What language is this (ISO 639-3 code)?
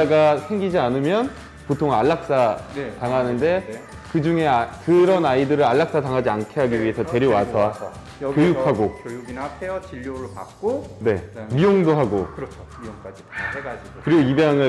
kor